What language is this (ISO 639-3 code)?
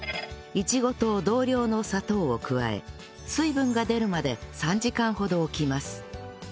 jpn